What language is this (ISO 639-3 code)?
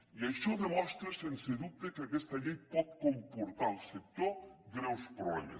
cat